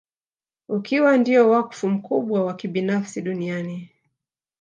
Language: Swahili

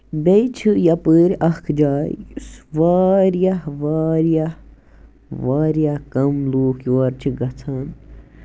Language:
Kashmiri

